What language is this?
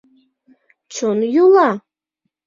Mari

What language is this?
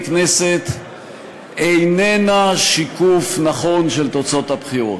Hebrew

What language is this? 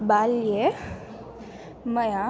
Sanskrit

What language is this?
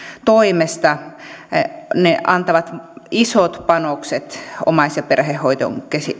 Finnish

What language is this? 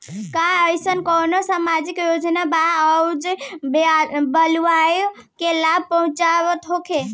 Bhojpuri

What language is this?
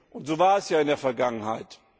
German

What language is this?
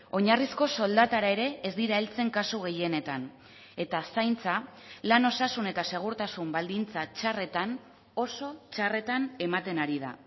Basque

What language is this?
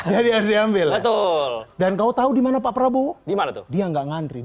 Indonesian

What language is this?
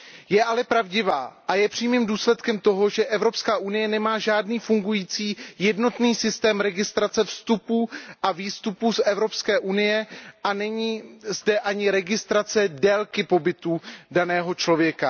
Czech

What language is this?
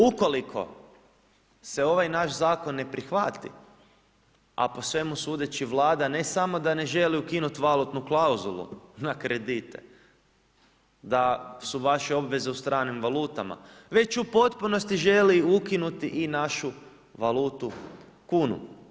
Croatian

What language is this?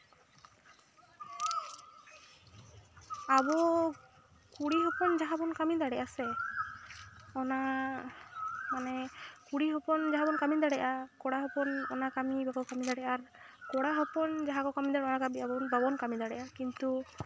Santali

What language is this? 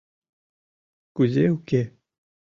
Mari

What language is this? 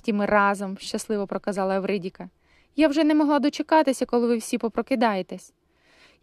Ukrainian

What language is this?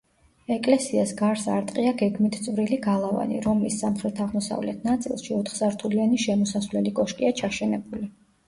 Georgian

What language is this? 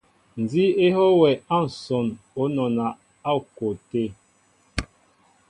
Mbo (Cameroon)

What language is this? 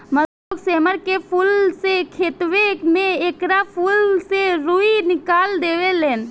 Bhojpuri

